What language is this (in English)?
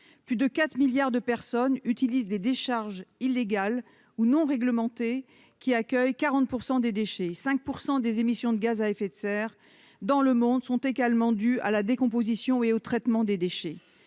French